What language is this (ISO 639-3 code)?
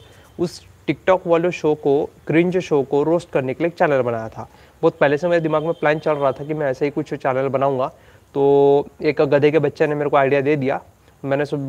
hin